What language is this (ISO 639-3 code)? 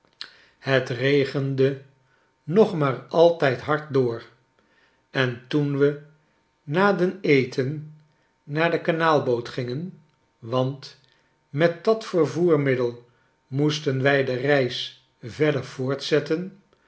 nld